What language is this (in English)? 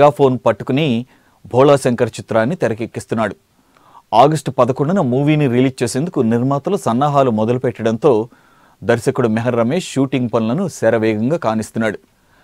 Romanian